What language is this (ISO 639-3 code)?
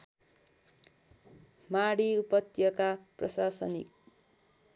nep